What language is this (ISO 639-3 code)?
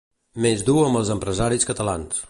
cat